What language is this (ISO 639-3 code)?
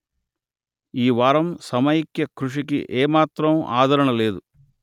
tel